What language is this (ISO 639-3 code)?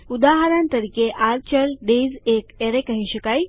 guj